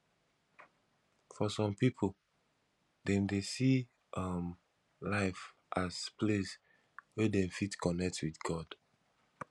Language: Nigerian Pidgin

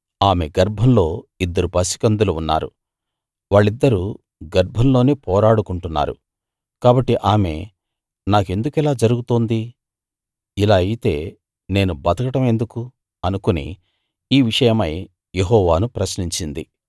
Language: Telugu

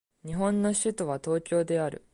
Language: Japanese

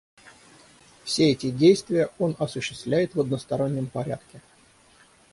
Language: Russian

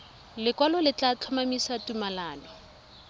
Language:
Tswana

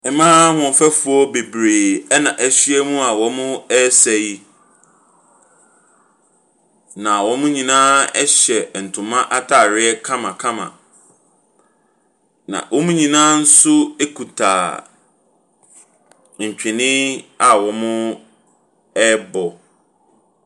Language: Akan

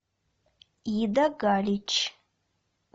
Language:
Russian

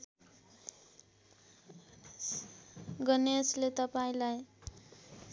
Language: Nepali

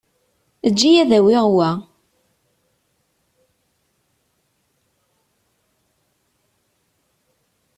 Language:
Kabyle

